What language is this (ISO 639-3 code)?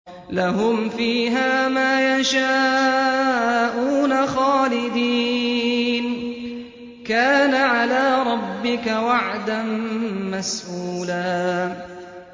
ara